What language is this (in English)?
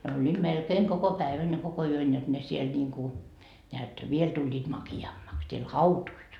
Finnish